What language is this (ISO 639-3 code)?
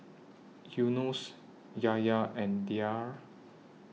eng